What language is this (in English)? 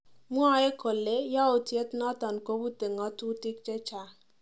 Kalenjin